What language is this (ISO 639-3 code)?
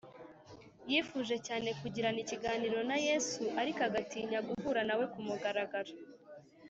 kin